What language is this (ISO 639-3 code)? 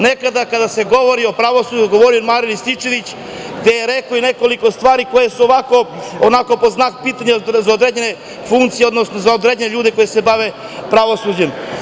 srp